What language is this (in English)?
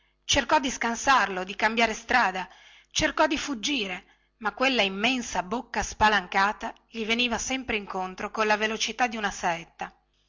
Italian